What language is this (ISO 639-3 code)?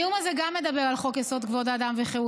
heb